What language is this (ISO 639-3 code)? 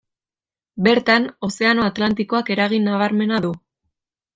eus